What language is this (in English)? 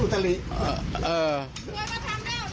Thai